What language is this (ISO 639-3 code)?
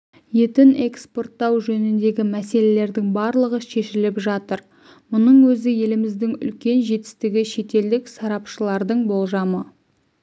kaz